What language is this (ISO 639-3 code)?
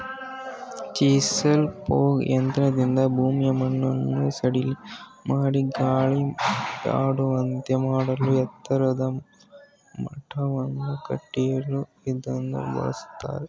kan